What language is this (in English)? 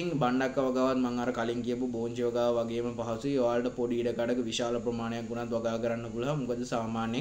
Arabic